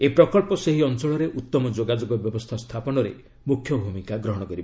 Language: Odia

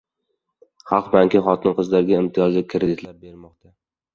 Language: Uzbek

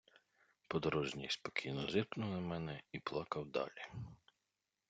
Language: Ukrainian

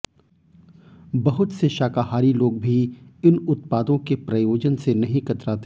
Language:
Hindi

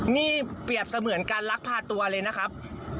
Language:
Thai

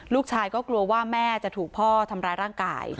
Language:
Thai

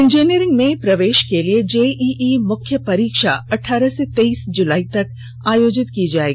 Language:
Hindi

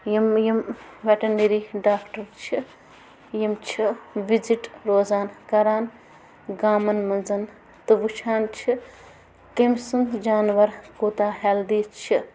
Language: Kashmiri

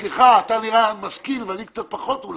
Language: Hebrew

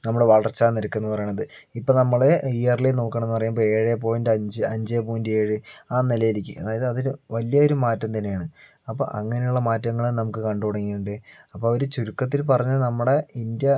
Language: Malayalam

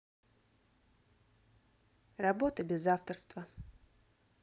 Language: Russian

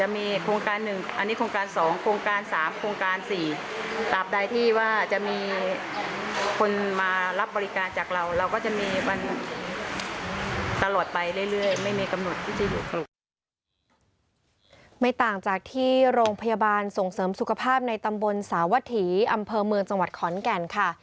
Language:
Thai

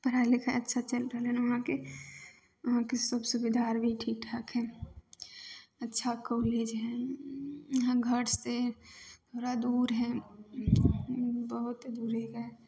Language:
Maithili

